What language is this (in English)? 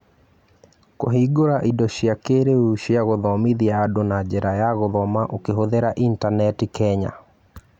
Kikuyu